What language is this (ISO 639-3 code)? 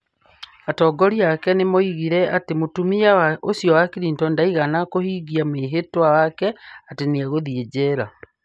kik